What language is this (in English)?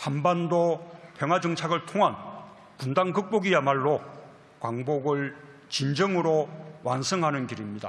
Korean